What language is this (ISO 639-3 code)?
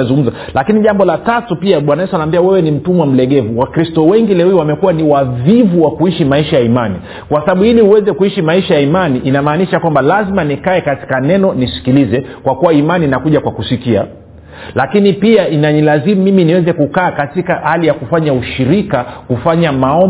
swa